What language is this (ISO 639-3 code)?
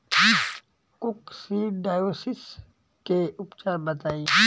bho